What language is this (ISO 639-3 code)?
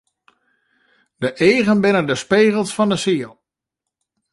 fry